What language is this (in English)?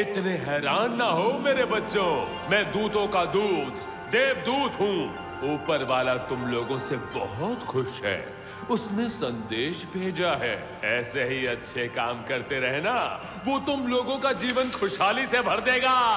Hindi